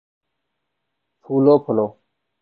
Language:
Urdu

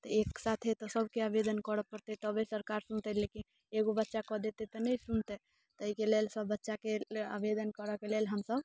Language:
Maithili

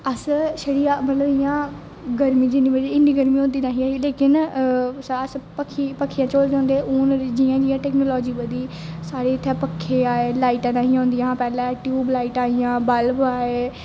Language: Dogri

